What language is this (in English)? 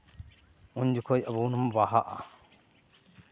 Santali